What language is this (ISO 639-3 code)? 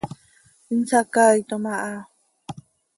sei